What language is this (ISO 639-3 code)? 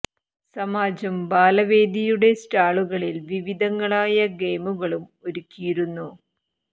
mal